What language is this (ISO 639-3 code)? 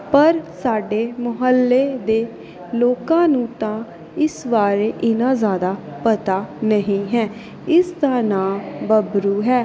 pan